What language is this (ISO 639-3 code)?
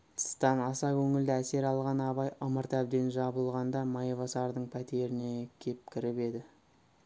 kaz